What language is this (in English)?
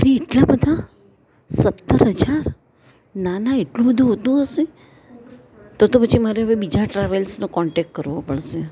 Gujarati